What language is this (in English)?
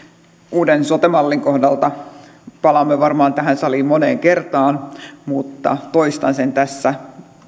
Finnish